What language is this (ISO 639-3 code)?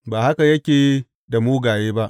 hau